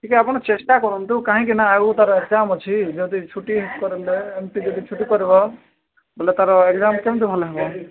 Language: Odia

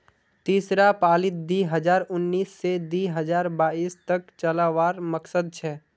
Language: Magahi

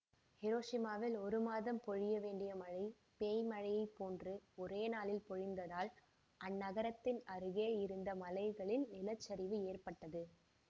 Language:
Tamil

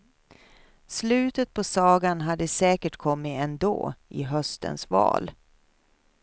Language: Swedish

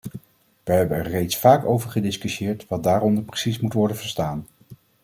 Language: Dutch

